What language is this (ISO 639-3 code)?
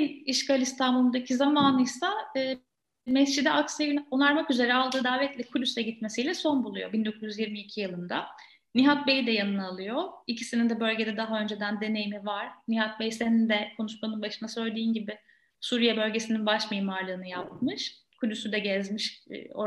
tur